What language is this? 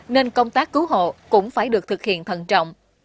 Vietnamese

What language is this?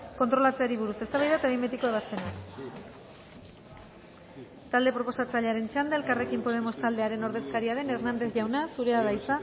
Basque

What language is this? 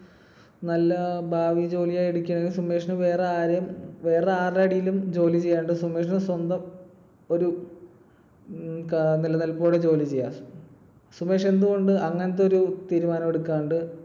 Malayalam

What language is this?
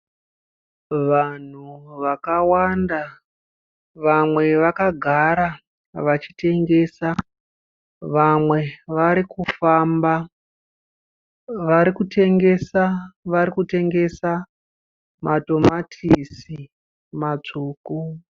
Shona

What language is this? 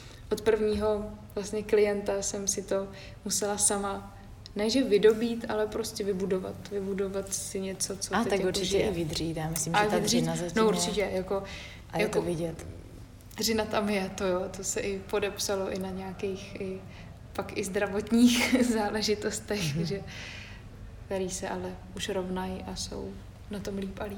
Czech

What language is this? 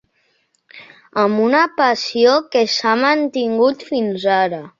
Catalan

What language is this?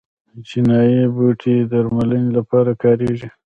Pashto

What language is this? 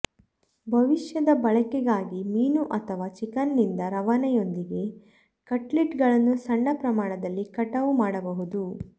Kannada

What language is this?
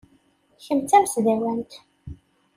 Kabyle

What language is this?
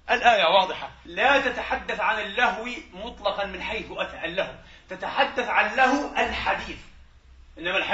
Arabic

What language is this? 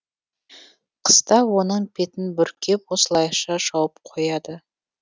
Kazakh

